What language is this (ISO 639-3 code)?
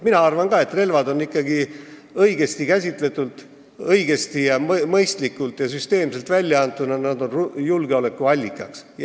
est